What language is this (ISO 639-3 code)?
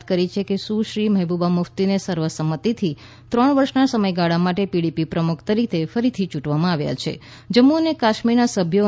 guj